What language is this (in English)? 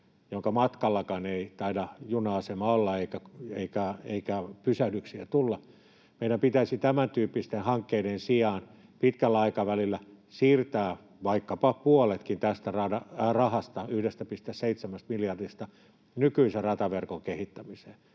Finnish